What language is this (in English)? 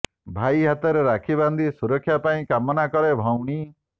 Odia